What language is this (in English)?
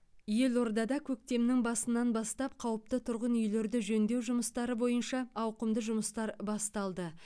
Kazakh